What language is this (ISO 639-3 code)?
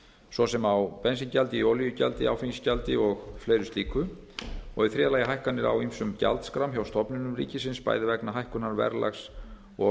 isl